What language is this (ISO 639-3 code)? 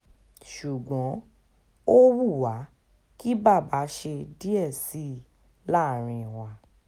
yor